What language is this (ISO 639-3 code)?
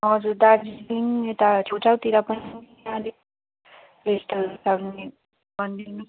nep